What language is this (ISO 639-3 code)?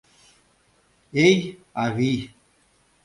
chm